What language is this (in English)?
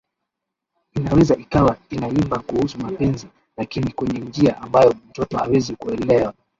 Swahili